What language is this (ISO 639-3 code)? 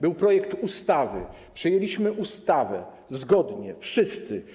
pol